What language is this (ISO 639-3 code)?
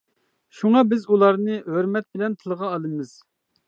uig